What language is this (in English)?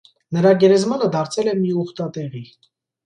Armenian